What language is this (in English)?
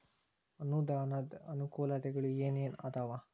Kannada